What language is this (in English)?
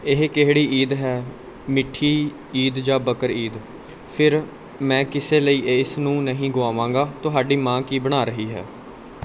Punjabi